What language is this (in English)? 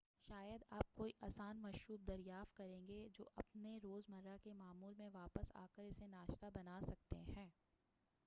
Urdu